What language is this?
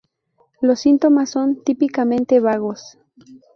Spanish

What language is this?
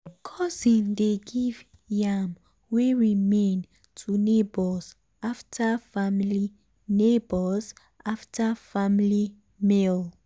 Nigerian Pidgin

